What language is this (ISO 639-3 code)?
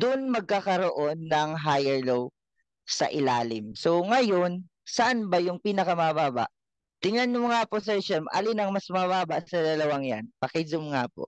fil